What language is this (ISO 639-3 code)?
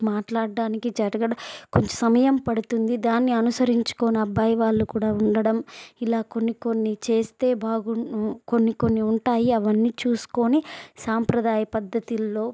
tel